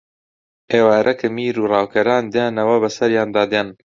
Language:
Central Kurdish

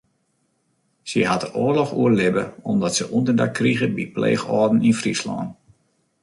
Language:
Western Frisian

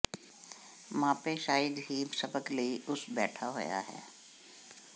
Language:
Punjabi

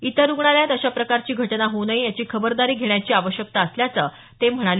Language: Marathi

